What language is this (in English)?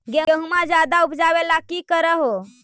Magahi